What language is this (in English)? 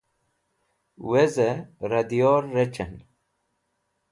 Wakhi